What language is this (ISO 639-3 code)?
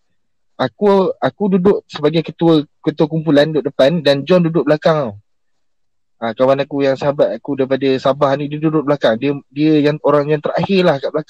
msa